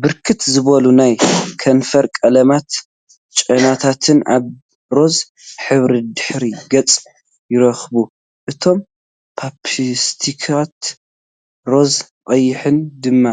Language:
Tigrinya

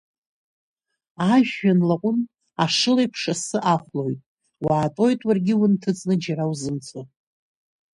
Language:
Abkhazian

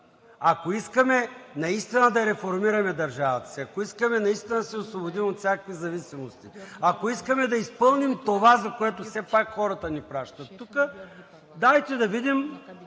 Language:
Bulgarian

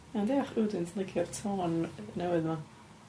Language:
Welsh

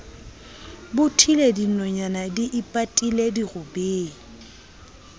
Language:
Southern Sotho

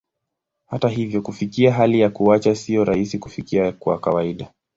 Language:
Swahili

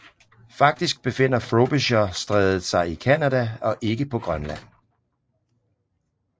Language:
Danish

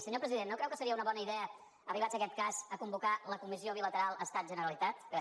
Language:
Catalan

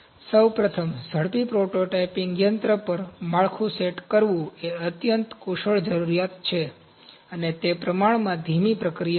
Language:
Gujarati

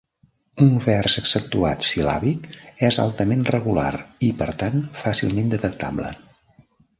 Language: Catalan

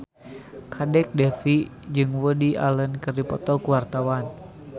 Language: Sundanese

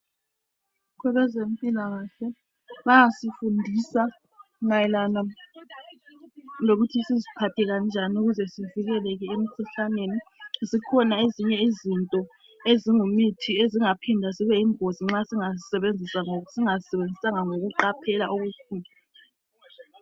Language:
North Ndebele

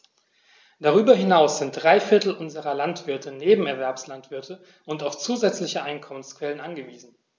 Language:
German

